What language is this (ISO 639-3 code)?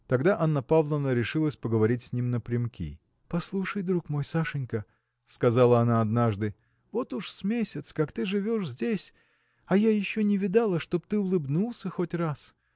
rus